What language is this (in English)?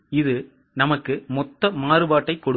Tamil